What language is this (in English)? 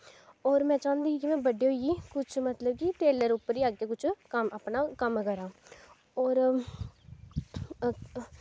Dogri